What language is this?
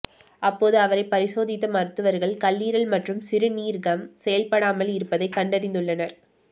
Tamil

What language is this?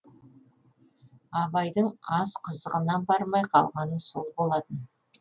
Kazakh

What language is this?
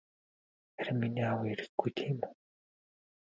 Mongolian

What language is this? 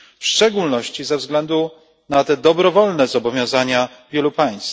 Polish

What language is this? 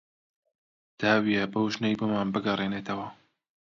Central Kurdish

